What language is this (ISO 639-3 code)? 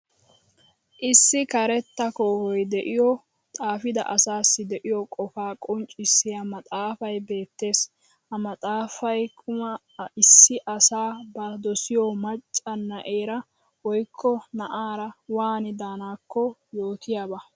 wal